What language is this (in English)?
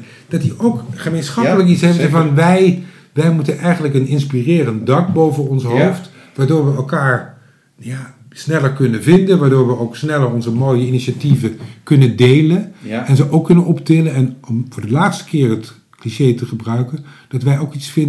Dutch